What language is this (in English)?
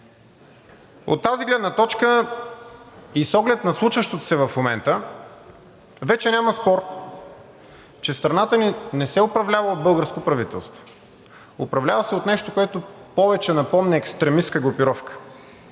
Bulgarian